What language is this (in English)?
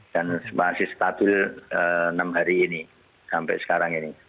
Indonesian